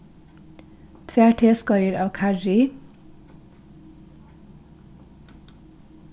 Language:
Faroese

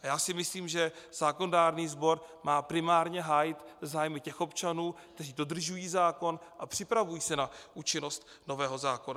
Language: Czech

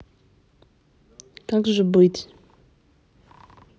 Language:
Russian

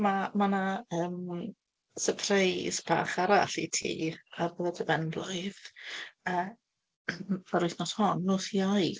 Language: Welsh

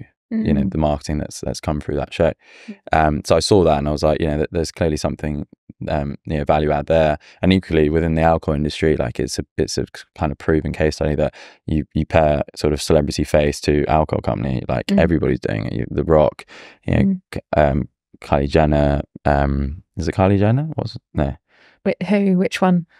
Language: English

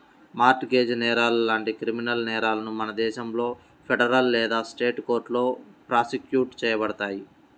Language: Telugu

